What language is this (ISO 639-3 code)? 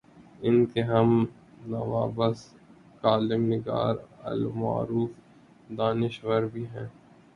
urd